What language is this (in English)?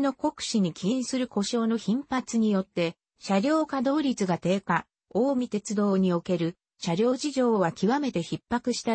Japanese